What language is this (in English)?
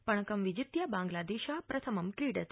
Sanskrit